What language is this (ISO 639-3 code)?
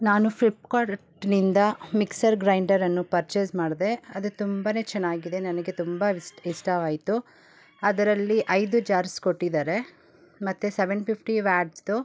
kan